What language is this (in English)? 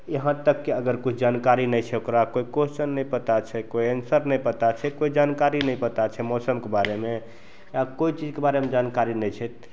Maithili